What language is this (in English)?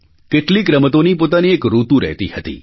Gujarati